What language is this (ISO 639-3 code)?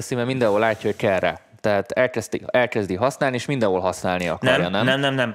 hun